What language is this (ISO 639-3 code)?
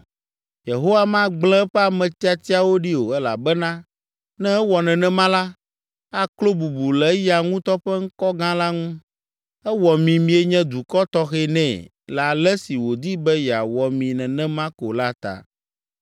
ewe